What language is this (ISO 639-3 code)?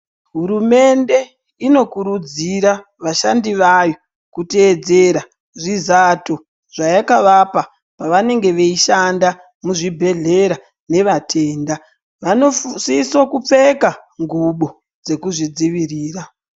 ndc